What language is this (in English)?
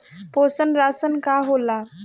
Bhojpuri